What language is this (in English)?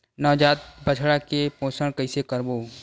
Chhattisgarhi